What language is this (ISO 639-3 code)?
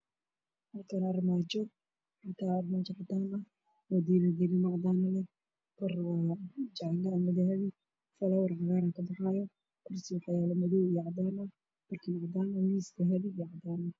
som